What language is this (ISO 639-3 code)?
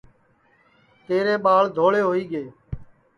ssi